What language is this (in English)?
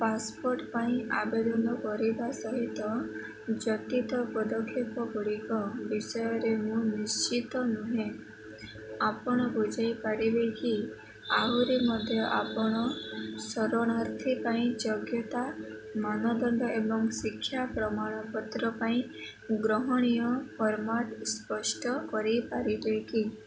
Odia